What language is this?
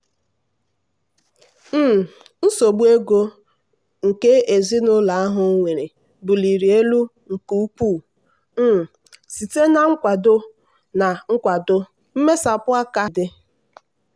Igbo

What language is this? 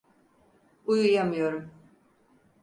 Turkish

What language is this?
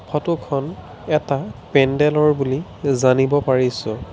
Assamese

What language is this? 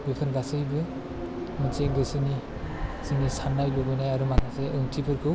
Bodo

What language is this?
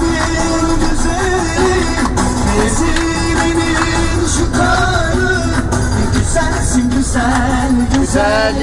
Arabic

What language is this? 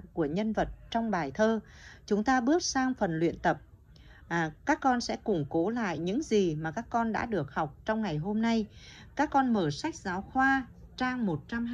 Vietnamese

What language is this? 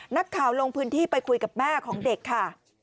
Thai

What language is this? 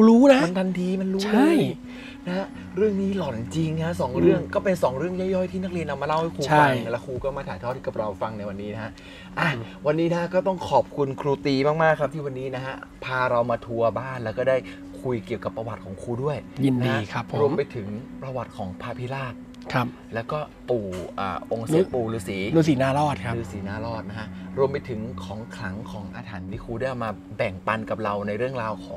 Thai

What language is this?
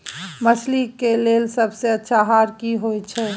Maithili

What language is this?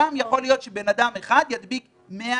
Hebrew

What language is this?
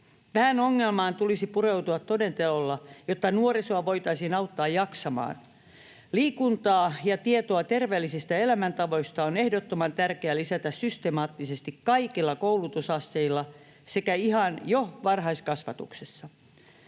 Finnish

